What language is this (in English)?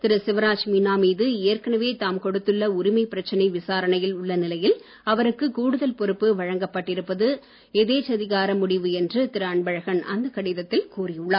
Tamil